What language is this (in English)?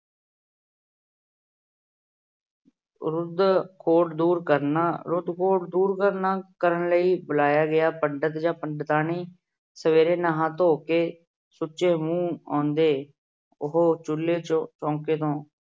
Punjabi